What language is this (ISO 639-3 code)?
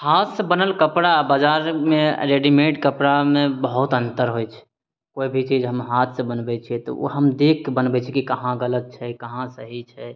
mai